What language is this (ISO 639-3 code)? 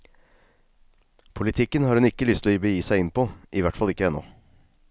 nor